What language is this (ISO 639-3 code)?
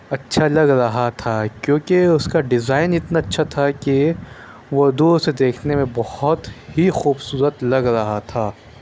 urd